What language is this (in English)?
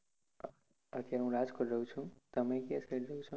Gujarati